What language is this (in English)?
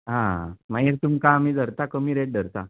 Konkani